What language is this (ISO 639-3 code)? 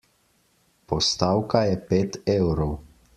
slv